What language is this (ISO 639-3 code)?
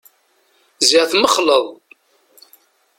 kab